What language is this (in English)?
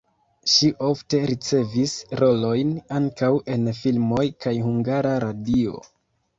Esperanto